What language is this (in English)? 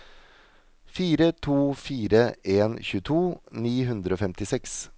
Norwegian